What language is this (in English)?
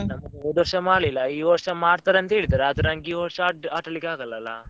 Kannada